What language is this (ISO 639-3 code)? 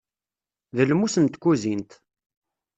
kab